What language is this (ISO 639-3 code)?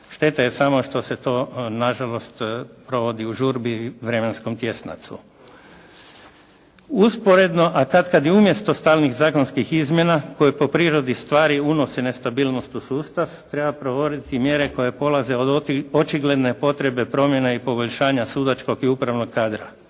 hrv